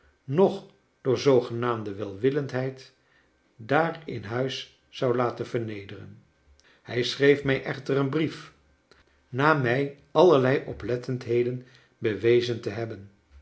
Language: Dutch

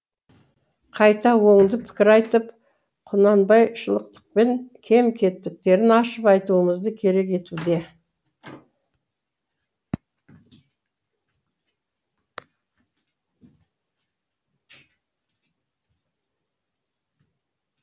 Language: Kazakh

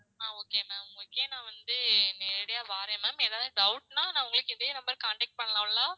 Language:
Tamil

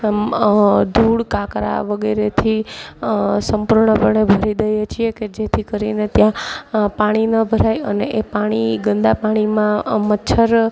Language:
Gujarati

